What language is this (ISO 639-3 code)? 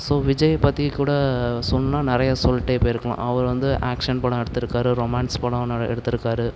tam